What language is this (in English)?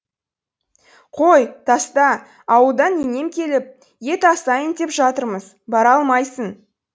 Kazakh